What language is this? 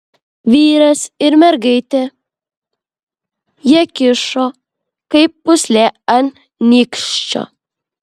Lithuanian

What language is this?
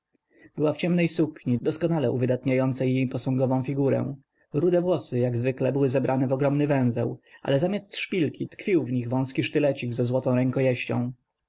Polish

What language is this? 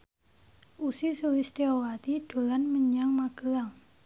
Javanese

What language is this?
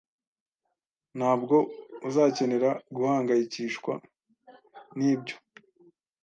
Kinyarwanda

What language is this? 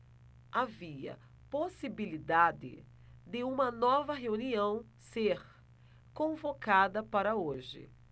Portuguese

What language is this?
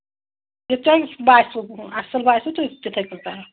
Kashmiri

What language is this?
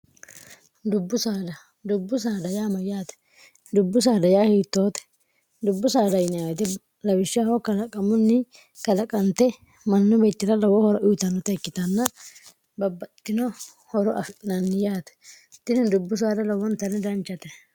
Sidamo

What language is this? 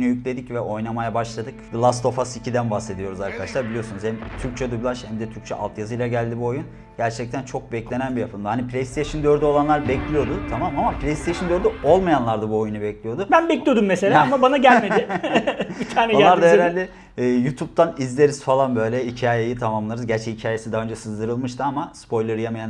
Turkish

